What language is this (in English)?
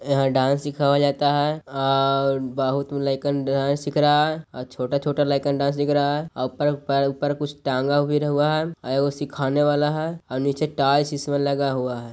Magahi